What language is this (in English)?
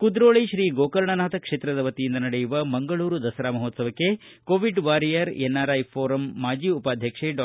Kannada